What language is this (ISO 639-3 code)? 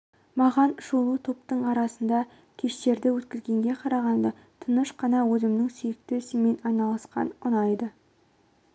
kaz